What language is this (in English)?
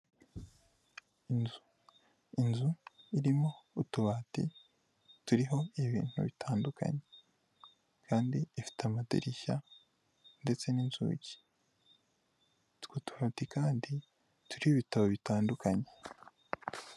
Kinyarwanda